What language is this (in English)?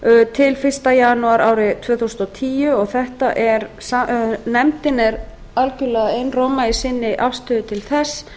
Icelandic